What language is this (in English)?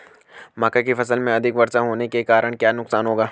Hindi